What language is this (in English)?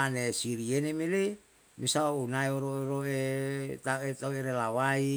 Yalahatan